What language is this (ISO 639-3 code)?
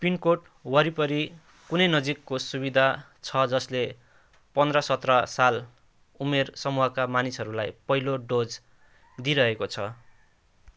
nep